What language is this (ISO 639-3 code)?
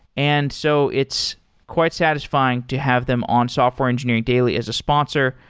eng